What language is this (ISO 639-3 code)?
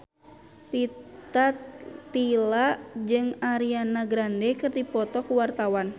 sun